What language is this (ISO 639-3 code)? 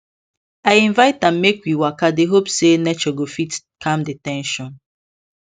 pcm